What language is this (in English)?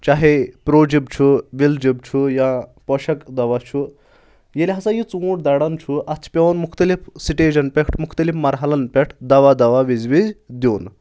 Kashmiri